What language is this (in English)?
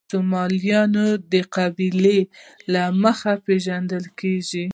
Pashto